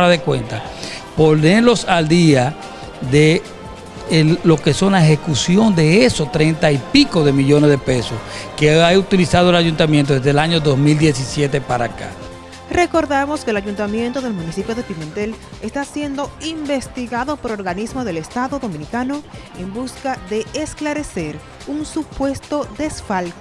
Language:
Spanish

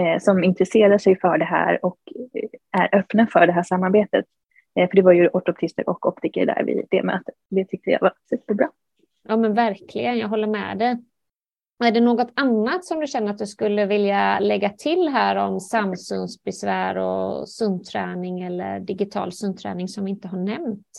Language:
Swedish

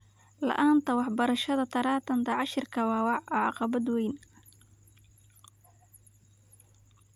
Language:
Somali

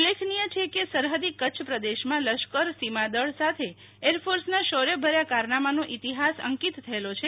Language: Gujarati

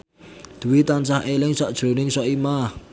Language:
Javanese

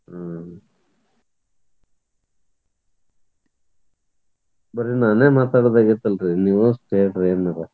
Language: Kannada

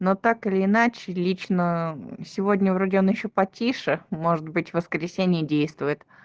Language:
Russian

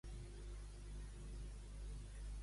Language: Catalan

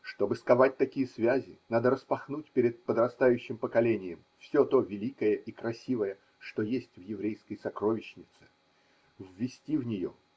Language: Russian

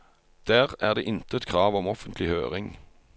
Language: Norwegian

